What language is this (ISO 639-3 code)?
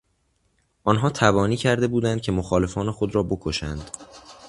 fas